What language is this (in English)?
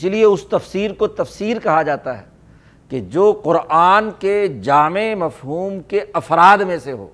Urdu